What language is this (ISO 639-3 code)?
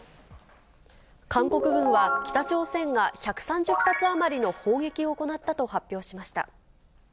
jpn